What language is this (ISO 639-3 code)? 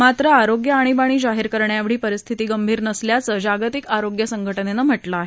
mar